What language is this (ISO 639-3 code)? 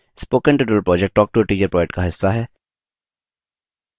hin